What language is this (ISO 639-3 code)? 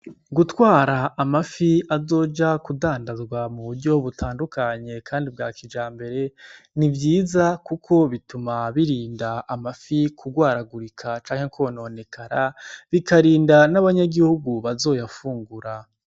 run